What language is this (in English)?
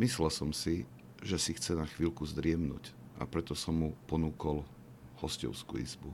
Slovak